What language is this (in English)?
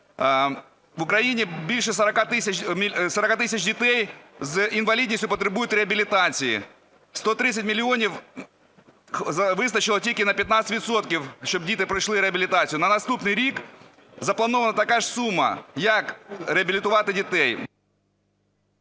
Ukrainian